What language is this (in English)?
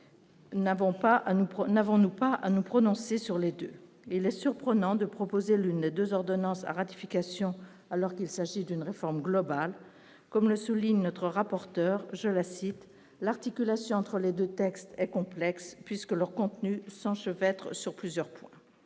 French